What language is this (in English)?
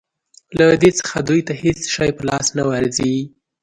Pashto